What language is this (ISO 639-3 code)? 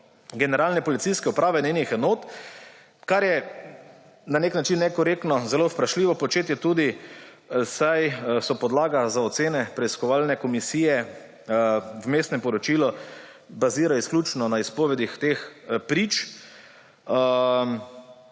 slv